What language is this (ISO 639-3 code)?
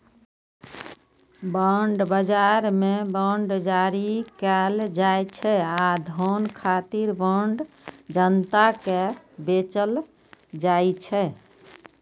mai